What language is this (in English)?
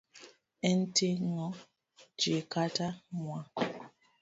Luo (Kenya and Tanzania)